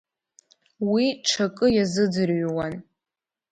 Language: Abkhazian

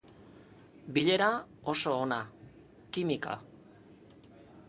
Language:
Basque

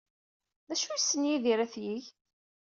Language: Kabyle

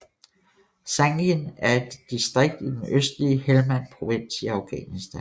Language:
Danish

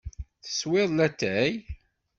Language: Kabyle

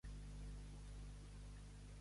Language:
Catalan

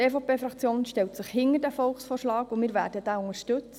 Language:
Swiss German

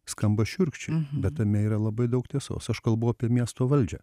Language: Lithuanian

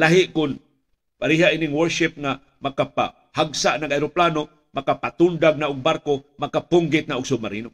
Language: Filipino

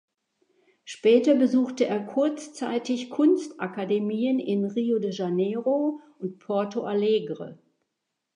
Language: German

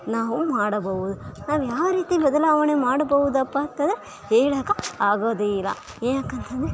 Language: Kannada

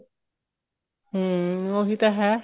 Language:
Punjabi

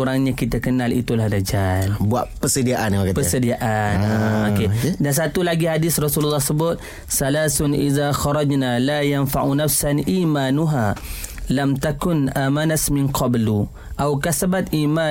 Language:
Malay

